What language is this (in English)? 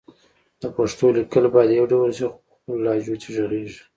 Pashto